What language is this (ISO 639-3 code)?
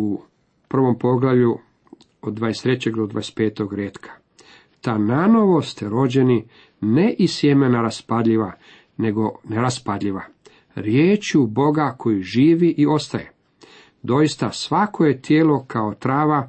hrv